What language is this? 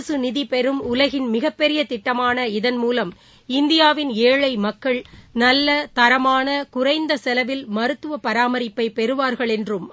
Tamil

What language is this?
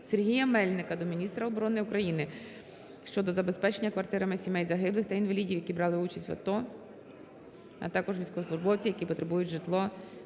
Ukrainian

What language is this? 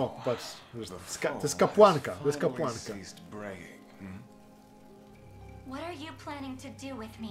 Polish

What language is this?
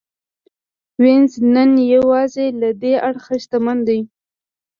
Pashto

